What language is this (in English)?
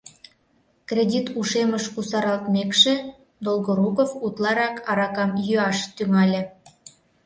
Mari